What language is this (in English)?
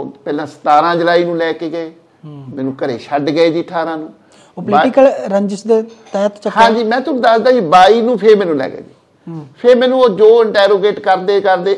Punjabi